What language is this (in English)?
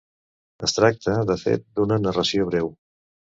Catalan